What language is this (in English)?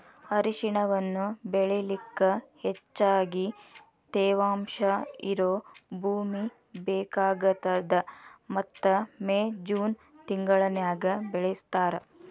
Kannada